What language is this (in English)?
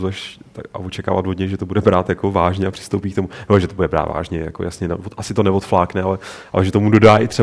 Czech